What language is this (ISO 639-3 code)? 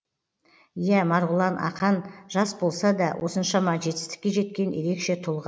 kaz